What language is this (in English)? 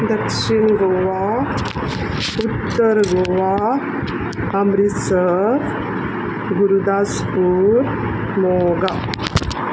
Konkani